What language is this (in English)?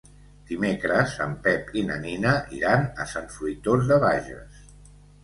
Catalan